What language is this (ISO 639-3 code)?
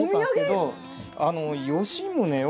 jpn